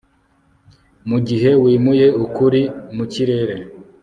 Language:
Kinyarwanda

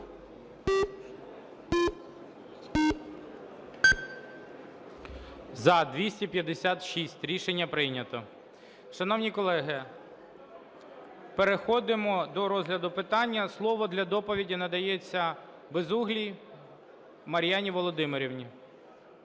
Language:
Ukrainian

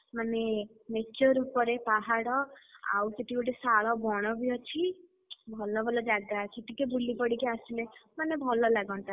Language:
Odia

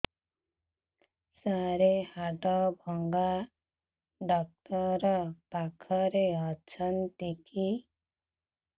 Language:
Odia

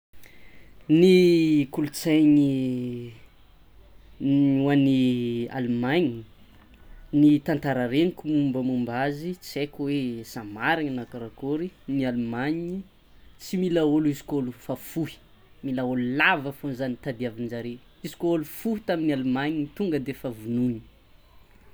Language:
Tsimihety Malagasy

